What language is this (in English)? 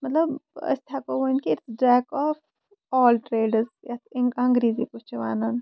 Kashmiri